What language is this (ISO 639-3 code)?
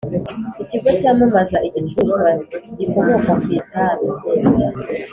kin